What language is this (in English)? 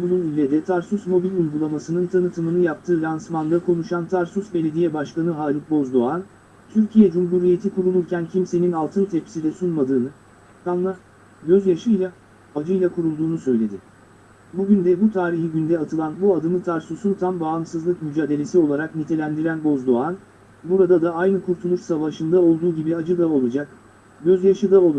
Turkish